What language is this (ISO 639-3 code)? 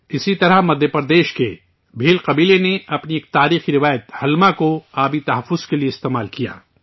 urd